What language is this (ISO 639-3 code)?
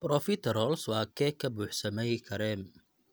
som